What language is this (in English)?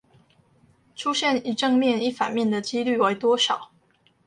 Chinese